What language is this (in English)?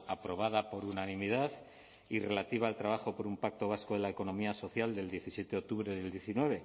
Spanish